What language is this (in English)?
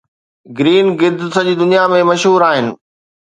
Sindhi